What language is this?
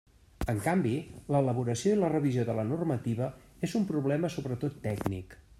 Catalan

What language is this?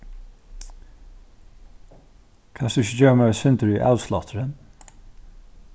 Faroese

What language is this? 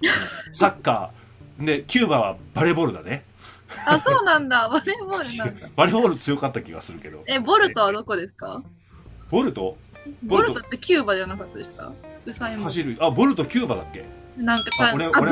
Japanese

